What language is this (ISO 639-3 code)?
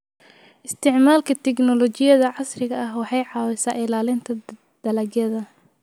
som